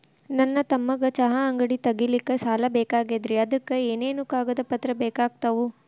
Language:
Kannada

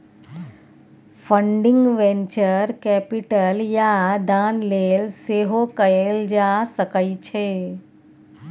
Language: Maithili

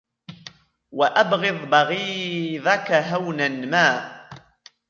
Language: Arabic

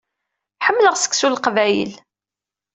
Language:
Kabyle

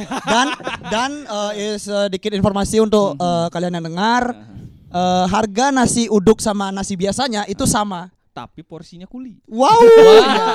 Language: Indonesian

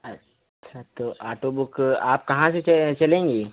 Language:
Hindi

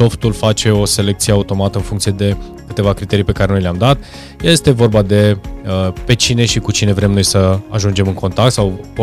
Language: Romanian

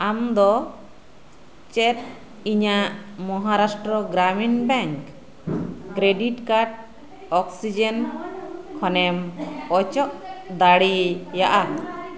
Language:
Santali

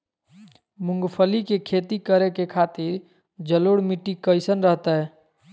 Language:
Magahi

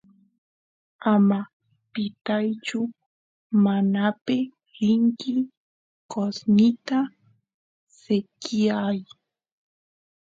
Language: Santiago del Estero Quichua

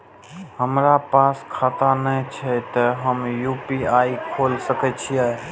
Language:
Maithili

